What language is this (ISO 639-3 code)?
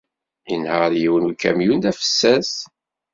kab